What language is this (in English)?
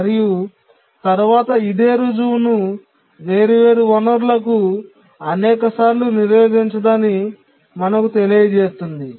Telugu